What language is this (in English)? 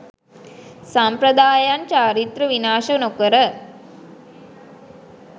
Sinhala